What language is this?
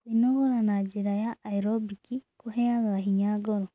Kikuyu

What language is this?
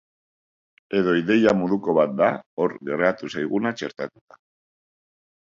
Basque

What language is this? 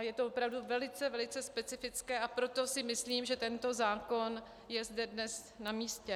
Czech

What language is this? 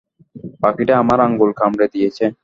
Bangla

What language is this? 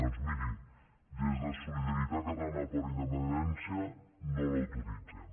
Catalan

